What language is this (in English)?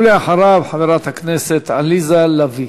Hebrew